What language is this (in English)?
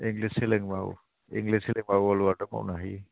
Bodo